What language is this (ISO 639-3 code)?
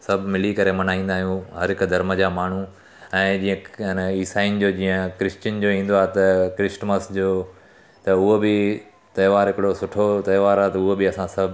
snd